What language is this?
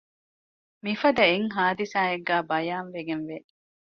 Divehi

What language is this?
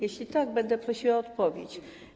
Polish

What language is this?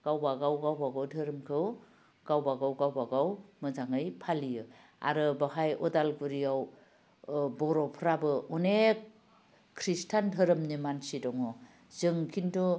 Bodo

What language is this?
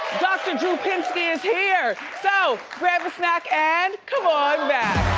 English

